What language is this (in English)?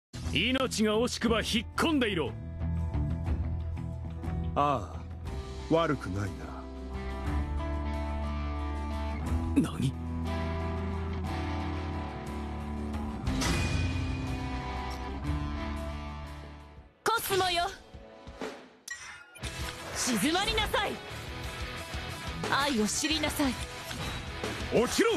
Japanese